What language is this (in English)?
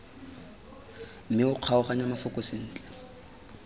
Tswana